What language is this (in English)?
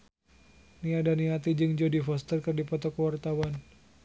Sundanese